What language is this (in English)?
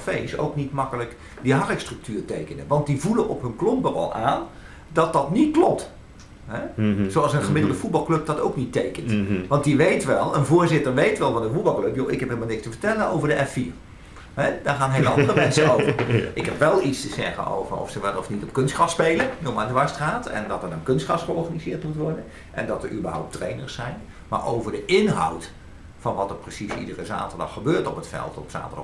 Dutch